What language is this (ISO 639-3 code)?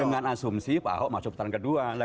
ind